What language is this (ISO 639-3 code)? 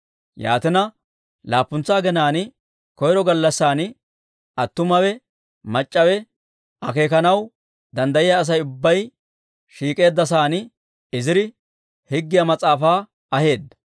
dwr